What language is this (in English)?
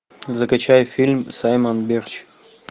Russian